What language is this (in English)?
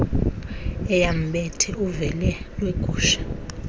Xhosa